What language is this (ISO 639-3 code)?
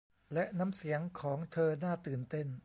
tha